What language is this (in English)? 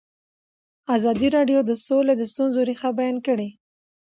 Pashto